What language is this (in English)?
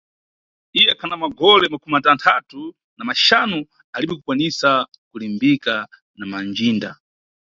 Nyungwe